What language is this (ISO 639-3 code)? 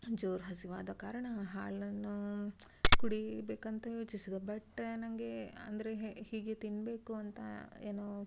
kan